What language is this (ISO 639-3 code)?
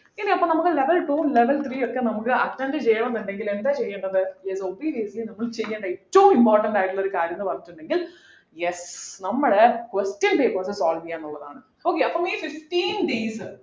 mal